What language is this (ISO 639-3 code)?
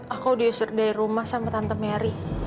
ind